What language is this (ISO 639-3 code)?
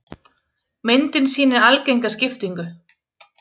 isl